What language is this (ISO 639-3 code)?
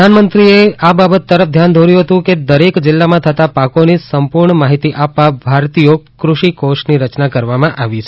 guj